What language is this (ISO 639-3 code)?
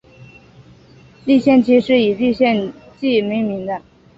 zho